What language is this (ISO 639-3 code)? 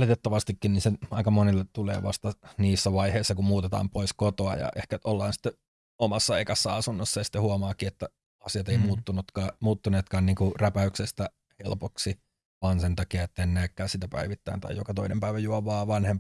fin